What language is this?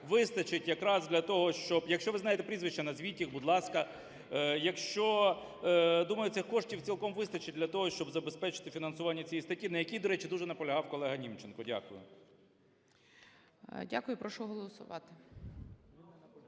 Ukrainian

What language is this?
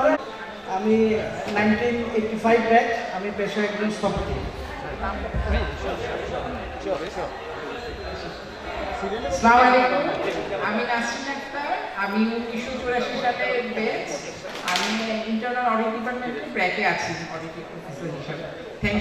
Arabic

